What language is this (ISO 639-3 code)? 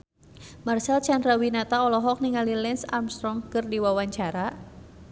sun